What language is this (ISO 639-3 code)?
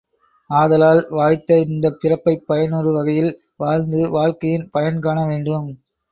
tam